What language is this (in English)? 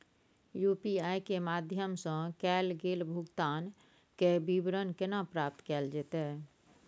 Maithili